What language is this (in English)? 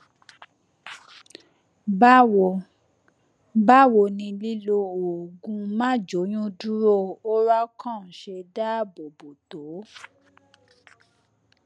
Yoruba